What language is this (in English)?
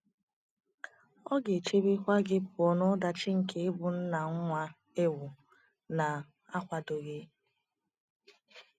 Igbo